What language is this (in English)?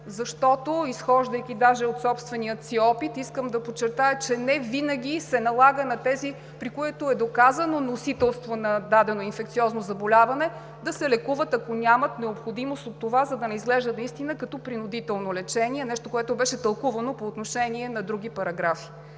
Bulgarian